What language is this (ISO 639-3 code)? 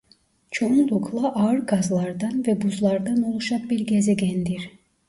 tur